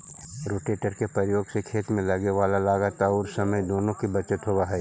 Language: Magahi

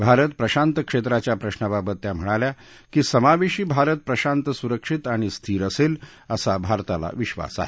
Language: Marathi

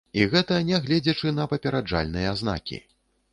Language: Belarusian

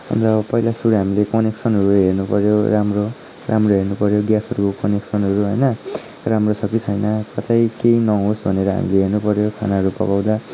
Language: Nepali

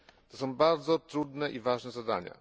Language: Polish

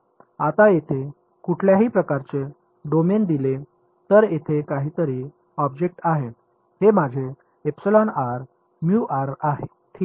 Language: Marathi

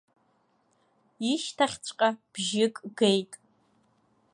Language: Abkhazian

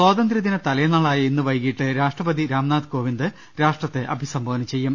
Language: Malayalam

